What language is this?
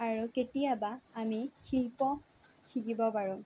Assamese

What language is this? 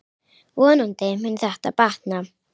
Icelandic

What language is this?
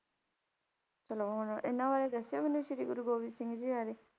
Punjabi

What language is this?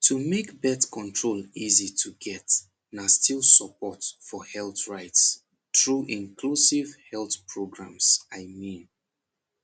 Nigerian Pidgin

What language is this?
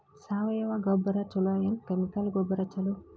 Kannada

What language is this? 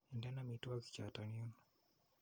Kalenjin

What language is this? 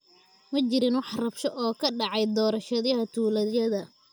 Somali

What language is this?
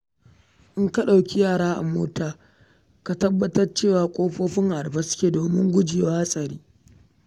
Hausa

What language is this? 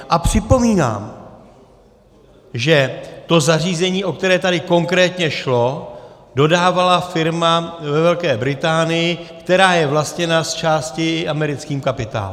Czech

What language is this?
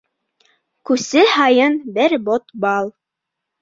Bashkir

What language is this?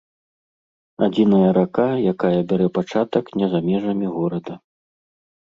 Belarusian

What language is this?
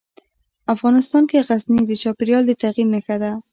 Pashto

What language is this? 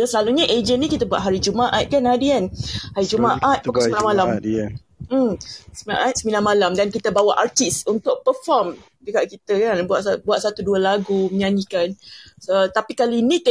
Malay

